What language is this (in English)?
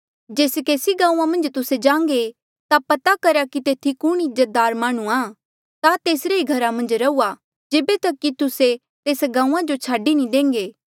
Mandeali